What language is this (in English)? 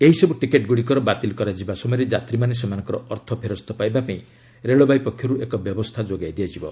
Odia